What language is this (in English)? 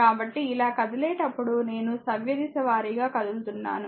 Telugu